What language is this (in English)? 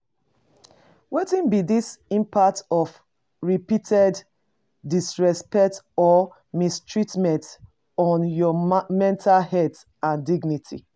Nigerian Pidgin